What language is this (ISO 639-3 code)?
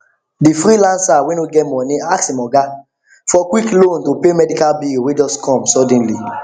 pcm